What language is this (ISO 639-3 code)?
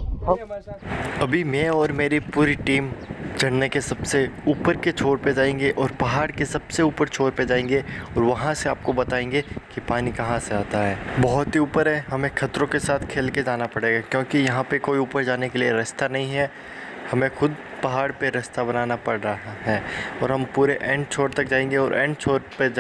hin